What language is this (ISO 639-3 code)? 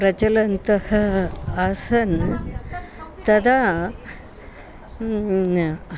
san